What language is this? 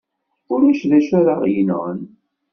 Kabyle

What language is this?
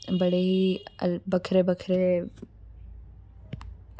Dogri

